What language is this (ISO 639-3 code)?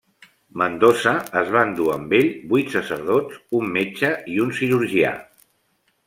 cat